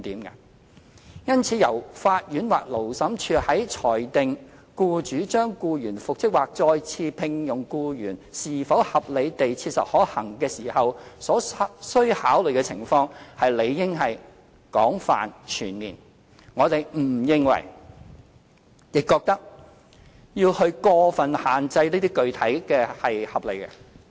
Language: Cantonese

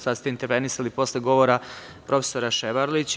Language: Serbian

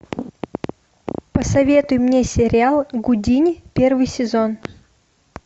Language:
Russian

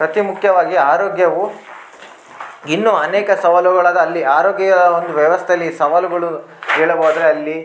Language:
Kannada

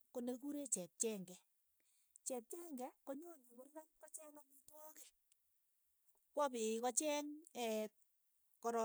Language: Keiyo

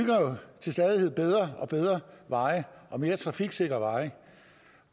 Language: Danish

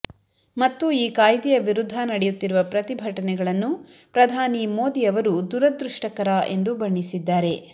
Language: Kannada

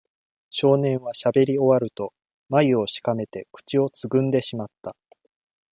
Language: Japanese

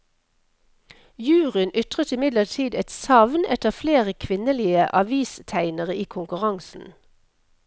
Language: Norwegian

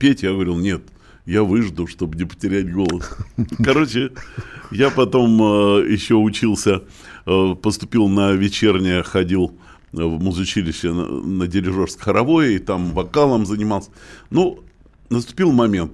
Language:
Russian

